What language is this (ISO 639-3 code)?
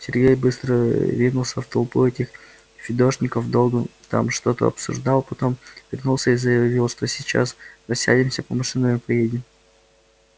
rus